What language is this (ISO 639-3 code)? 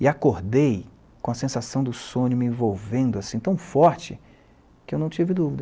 por